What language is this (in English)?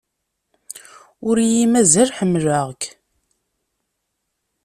Kabyle